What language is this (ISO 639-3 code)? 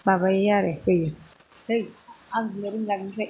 brx